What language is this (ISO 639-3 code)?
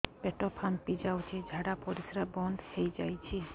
ori